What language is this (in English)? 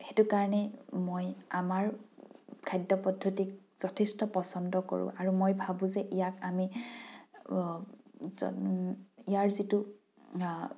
Assamese